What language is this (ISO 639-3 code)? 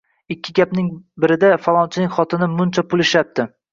uzb